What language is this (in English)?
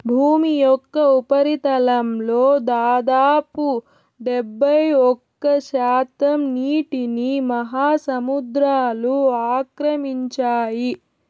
Telugu